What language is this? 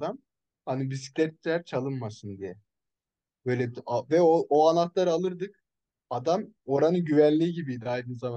Turkish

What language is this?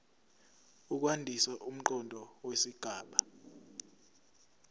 Zulu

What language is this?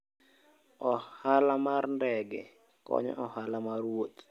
Luo (Kenya and Tanzania)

